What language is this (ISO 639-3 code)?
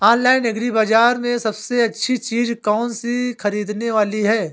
hin